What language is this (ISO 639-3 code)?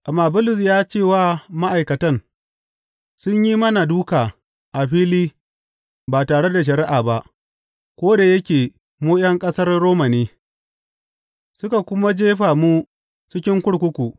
hau